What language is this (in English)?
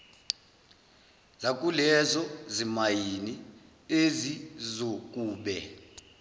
Zulu